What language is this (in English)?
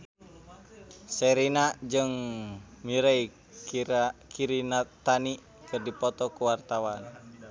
Sundanese